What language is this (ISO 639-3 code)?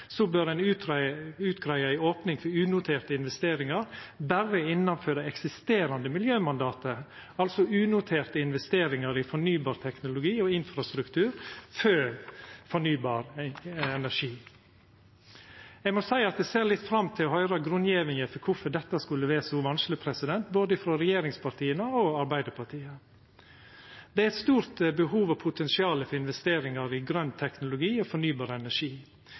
nno